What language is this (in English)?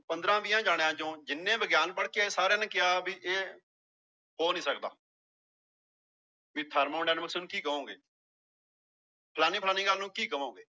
Punjabi